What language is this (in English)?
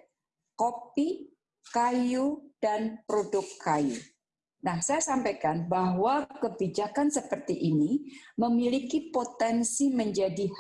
Indonesian